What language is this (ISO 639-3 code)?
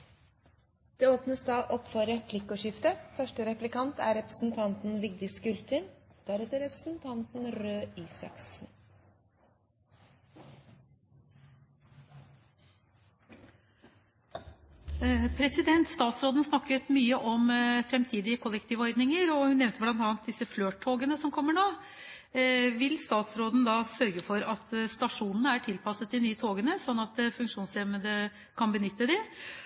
nor